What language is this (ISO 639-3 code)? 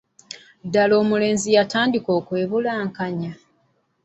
lug